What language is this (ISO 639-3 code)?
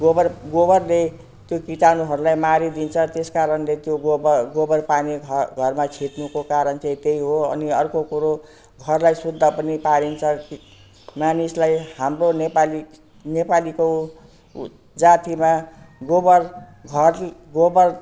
nep